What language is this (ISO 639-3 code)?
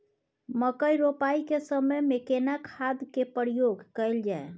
mai